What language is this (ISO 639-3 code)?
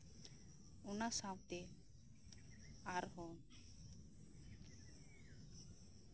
sat